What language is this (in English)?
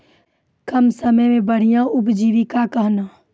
Maithili